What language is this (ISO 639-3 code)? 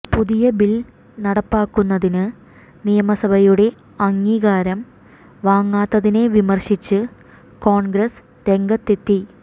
mal